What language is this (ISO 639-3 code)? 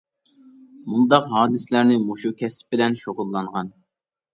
uig